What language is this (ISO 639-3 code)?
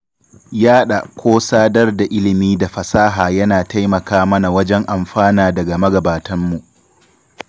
hau